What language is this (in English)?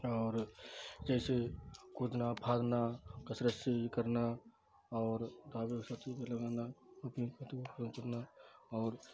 Urdu